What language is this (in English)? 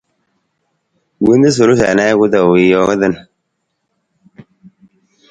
Nawdm